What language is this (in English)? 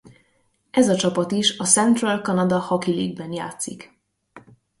Hungarian